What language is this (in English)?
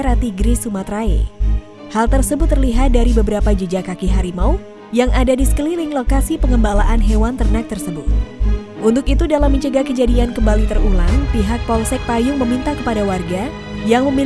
Indonesian